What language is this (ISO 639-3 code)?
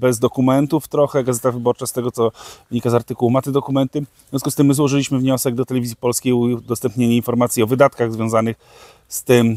pol